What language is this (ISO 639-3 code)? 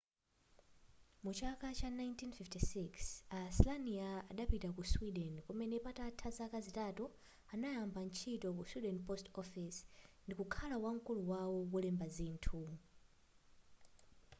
nya